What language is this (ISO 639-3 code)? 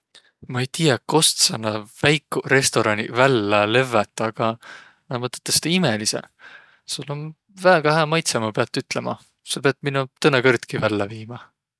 vro